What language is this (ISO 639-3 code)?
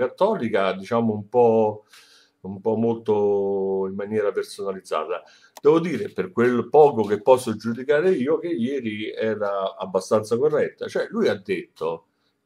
ita